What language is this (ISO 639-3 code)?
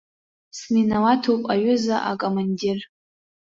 abk